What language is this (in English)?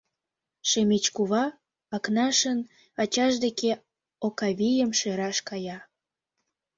Mari